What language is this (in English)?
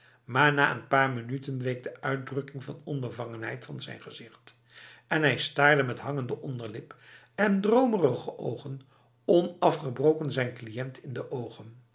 Dutch